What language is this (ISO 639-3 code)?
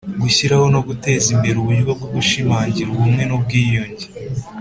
kin